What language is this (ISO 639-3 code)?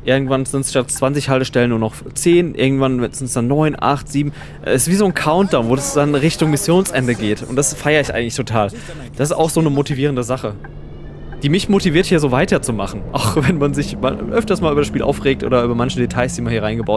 deu